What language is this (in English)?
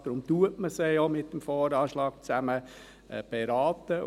Swiss German